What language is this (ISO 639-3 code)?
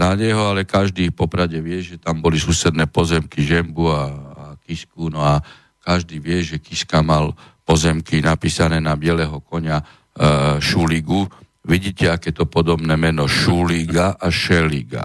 slk